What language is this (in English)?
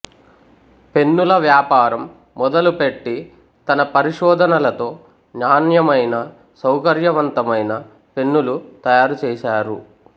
Telugu